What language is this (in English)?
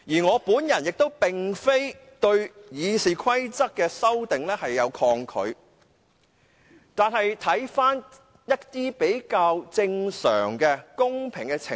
Cantonese